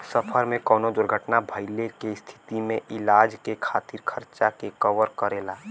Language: Bhojpuri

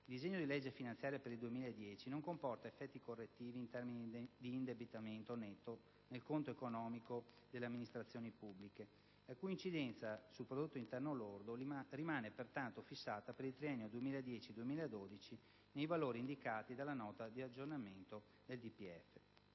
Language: Italian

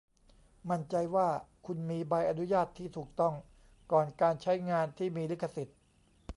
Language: Thai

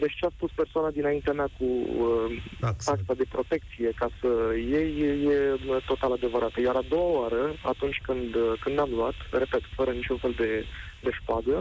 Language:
Romanian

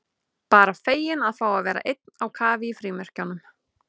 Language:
Icelandic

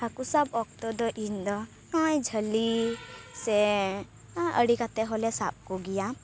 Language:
Santali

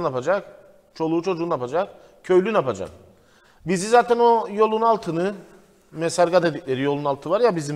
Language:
Turkish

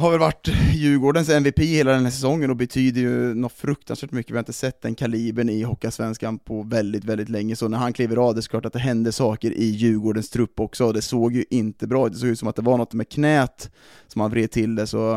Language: Swedish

